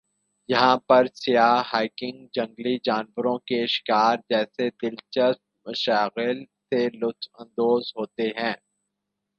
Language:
Urdu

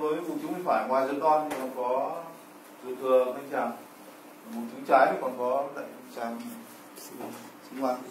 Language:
Vietnamese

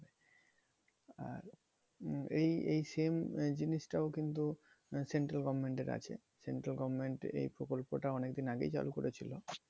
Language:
Bangla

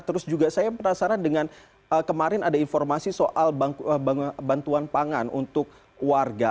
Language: Indonesian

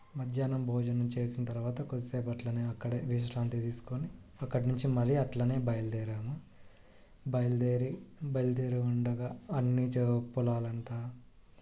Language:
Telugu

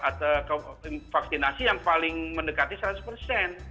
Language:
Indonesian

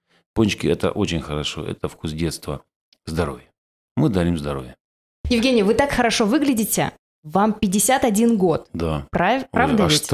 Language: Russian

